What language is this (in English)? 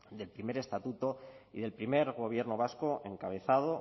Spanish